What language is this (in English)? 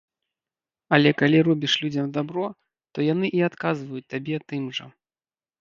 Belarusian